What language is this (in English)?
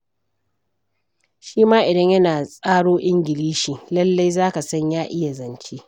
Hausa